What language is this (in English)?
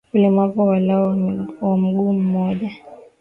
Swahili